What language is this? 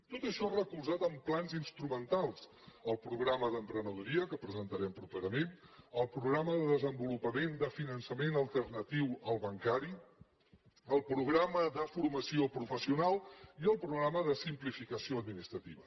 Catalan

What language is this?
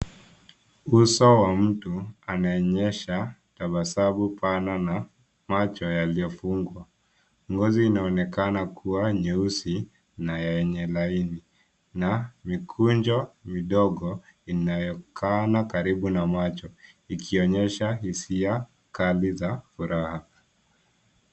Swahili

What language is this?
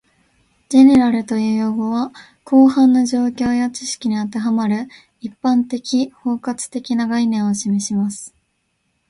Japanese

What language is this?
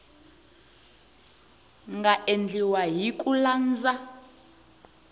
Tsonga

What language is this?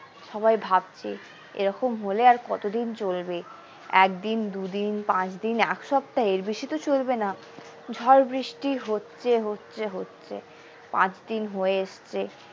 Bangla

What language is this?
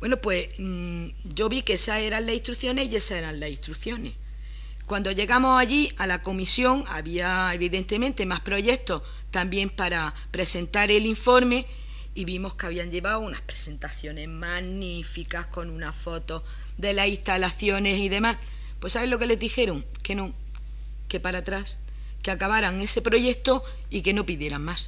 Spanish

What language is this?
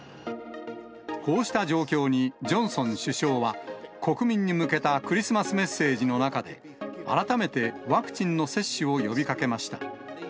Japanese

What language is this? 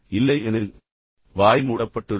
Tamil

